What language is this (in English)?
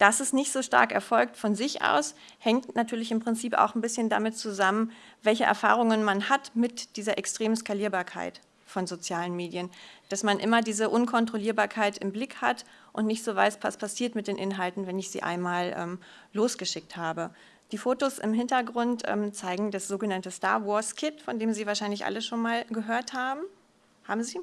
German